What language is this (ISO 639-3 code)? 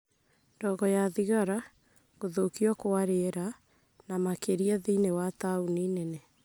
kik